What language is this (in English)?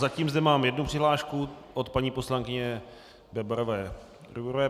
Czech